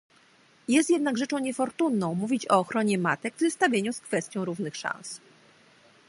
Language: Polish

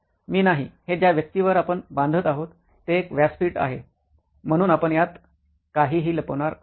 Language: Marathi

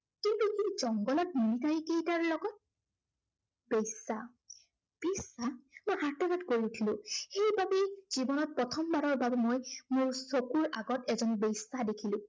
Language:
Assamese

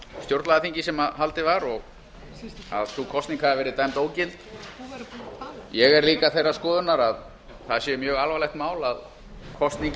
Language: Icelandic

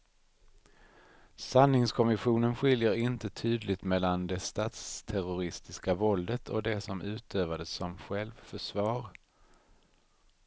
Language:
Swedish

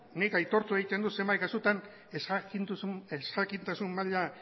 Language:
Basque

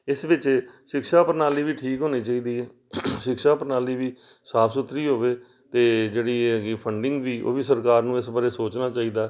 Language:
Punjabi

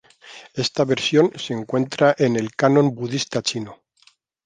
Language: Spanish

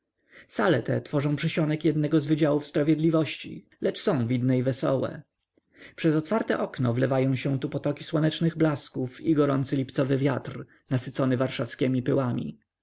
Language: Polish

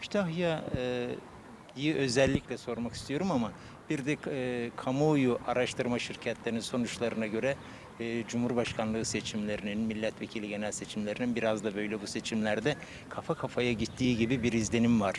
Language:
Turkish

